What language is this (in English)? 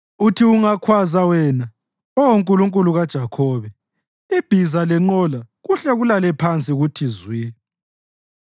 North Ndebele